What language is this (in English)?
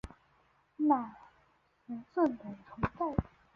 Chinese